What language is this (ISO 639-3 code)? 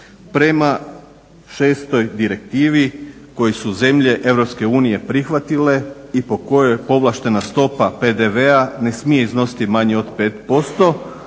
hrv